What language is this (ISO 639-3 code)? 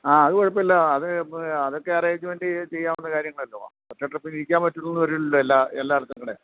mal